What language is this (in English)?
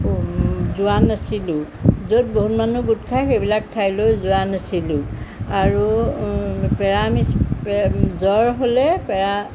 Assamese